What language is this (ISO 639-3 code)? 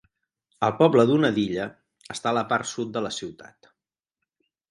cat